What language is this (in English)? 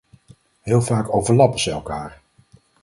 Dutch